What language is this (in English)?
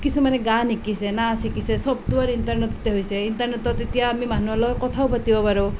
Assamese